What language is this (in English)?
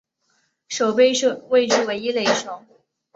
Chinese